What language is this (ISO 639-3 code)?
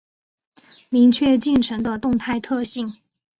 zho